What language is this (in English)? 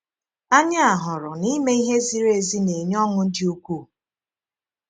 Igbo